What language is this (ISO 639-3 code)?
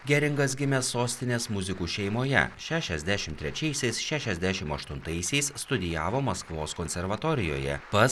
lit